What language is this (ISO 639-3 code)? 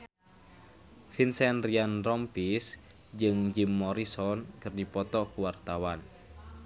sun